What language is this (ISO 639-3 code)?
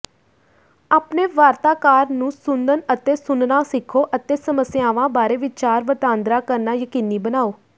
pan